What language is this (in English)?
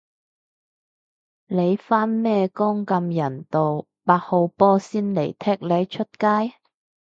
Cantonese